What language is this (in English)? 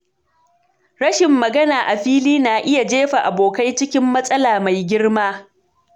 Hausa